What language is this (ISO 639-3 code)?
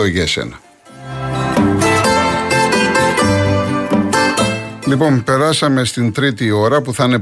ell